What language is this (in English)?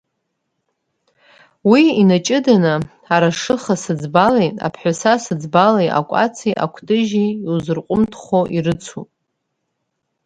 Abkhazian